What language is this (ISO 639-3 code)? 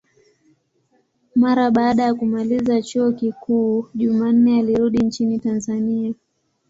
swa